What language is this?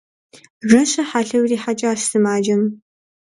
Kabardian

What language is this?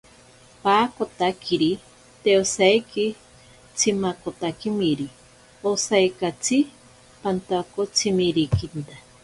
Ashéninka Perené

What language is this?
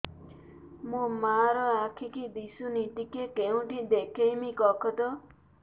Odia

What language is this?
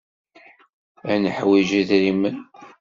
Kabyle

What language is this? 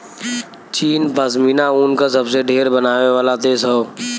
Bhojpuri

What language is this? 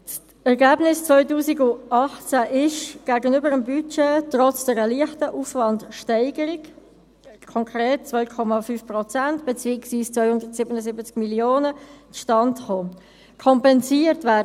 Swiss German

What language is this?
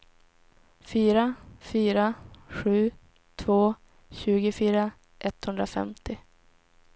Swedish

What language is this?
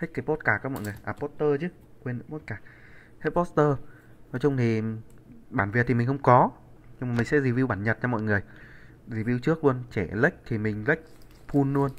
Vietnamese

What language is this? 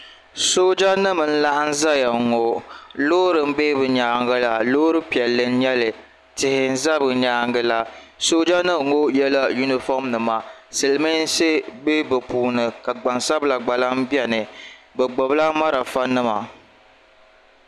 Dagbani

